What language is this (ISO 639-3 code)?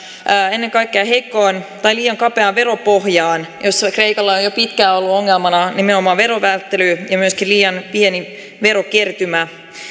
fin